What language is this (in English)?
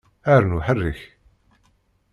Kabyle